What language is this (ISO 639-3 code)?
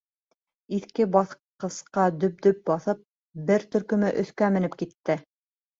bak